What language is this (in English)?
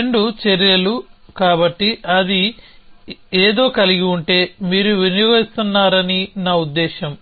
Telugu